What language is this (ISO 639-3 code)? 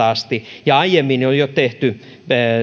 fin